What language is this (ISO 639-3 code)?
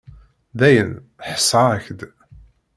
kab